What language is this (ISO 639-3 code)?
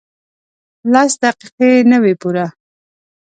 pus